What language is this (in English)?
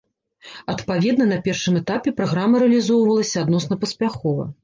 Belarusian